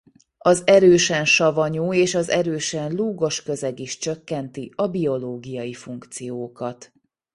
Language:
Hungarian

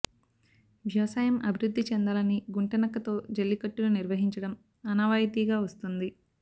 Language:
Telugu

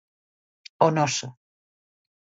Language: Galician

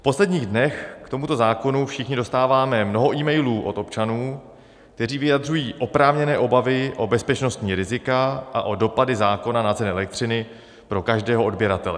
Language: Czech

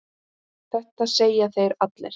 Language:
Icelandic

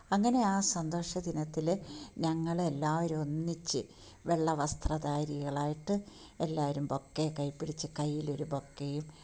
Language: Malayalam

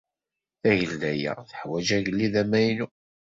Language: Kabyle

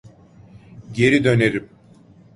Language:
Turkish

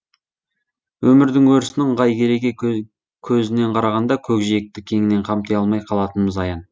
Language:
Kazakh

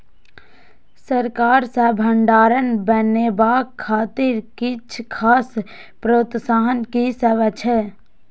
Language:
Maithili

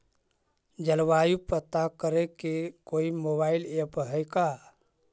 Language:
Magahi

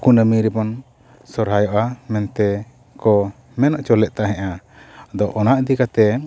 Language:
Santali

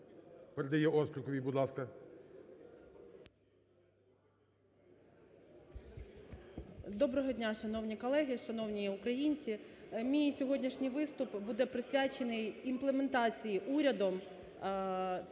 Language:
Ukrainian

